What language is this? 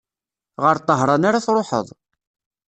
Kabyle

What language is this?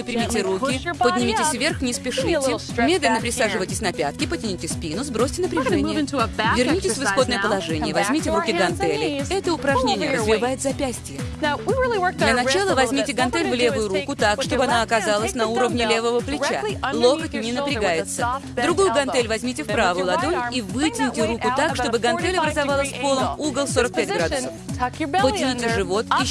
Russian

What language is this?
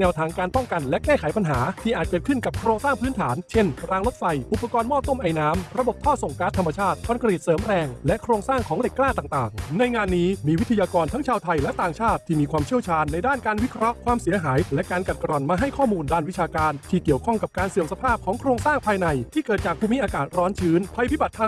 Thai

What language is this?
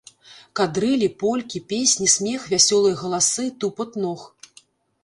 Belarusian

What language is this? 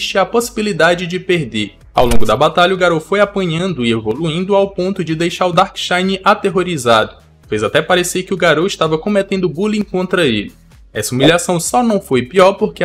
Portuguese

